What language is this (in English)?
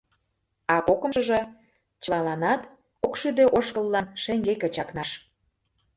Mari